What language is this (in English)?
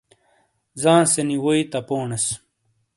Shina